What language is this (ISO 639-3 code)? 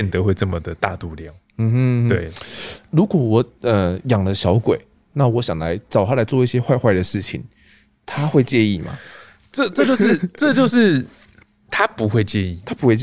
zho